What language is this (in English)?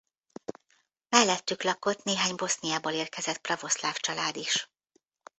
Hungarian